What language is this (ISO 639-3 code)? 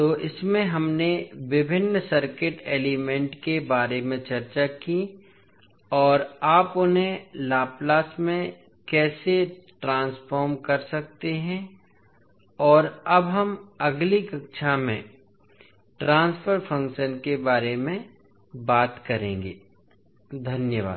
hin